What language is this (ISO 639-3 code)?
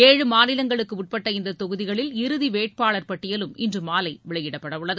tam